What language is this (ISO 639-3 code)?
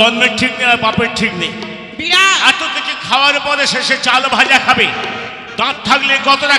ara